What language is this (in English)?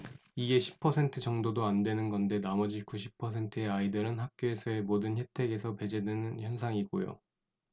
Korean